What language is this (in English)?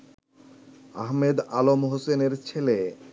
Bangla